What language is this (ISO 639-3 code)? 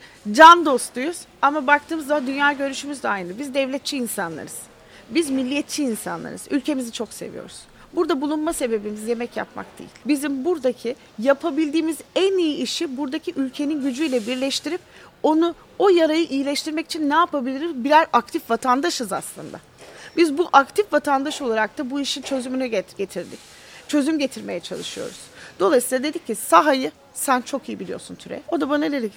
tur